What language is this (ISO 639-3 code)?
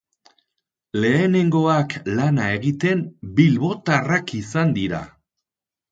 eus